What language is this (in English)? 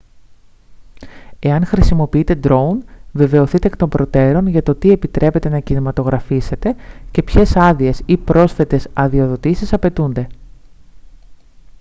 Greek